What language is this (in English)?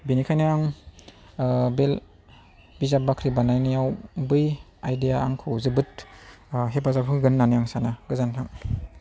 Bodo